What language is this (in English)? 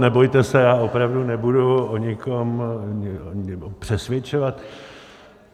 Czech